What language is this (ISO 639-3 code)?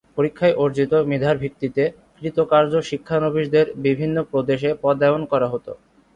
ben